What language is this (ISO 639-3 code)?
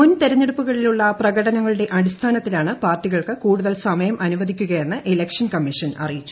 mal